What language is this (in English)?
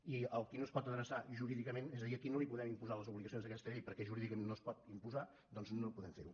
Catalan